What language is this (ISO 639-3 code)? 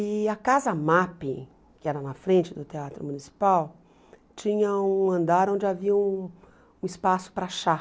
por